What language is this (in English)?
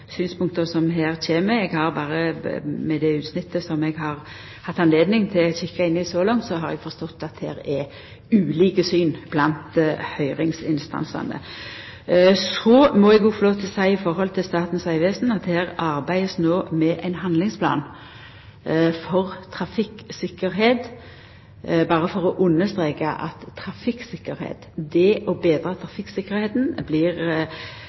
Norwegian Nynorsk